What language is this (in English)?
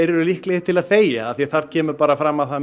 Icelandic